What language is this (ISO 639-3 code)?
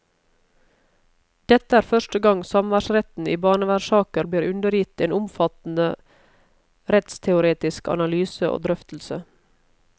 nor